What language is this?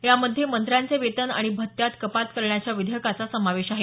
Marathi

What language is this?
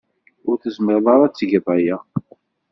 Kabyle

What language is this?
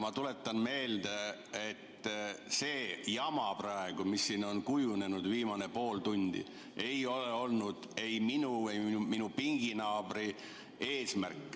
Estonian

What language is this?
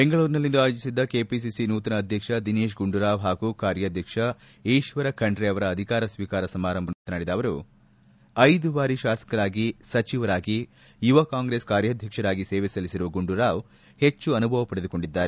Kannada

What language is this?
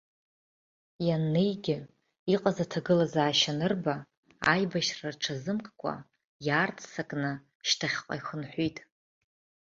Abkhazian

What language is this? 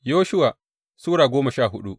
Hausa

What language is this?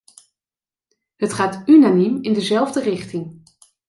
Dutch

